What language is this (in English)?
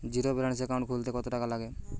Bangla